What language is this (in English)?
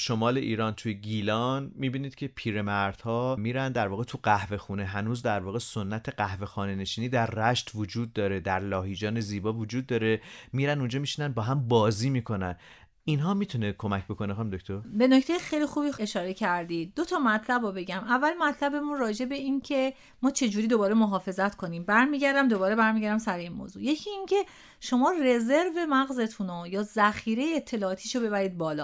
Persian